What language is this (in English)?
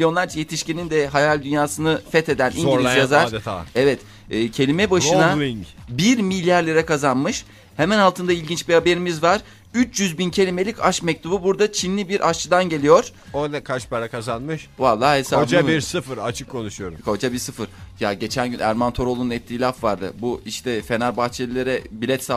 Turkish